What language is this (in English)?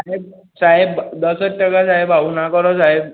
Gujarati